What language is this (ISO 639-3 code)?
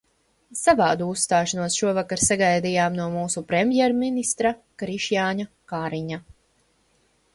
lav